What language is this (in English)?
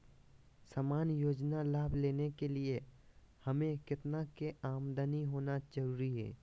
Magahi